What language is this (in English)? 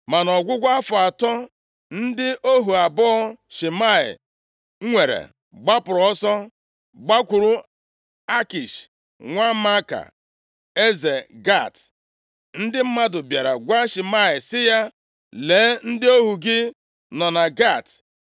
Igbo